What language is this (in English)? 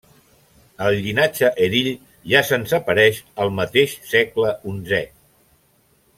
Catalan